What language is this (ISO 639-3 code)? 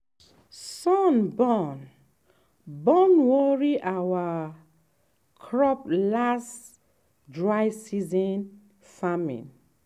pcm